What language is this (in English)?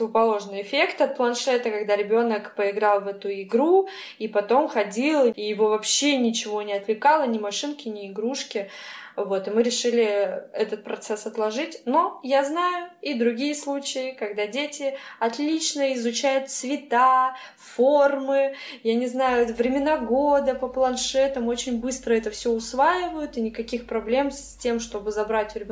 Russian